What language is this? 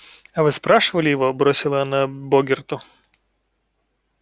Russian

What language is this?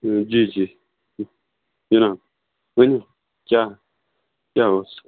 Kashmiri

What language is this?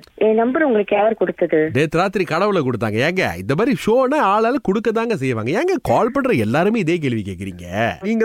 Tamil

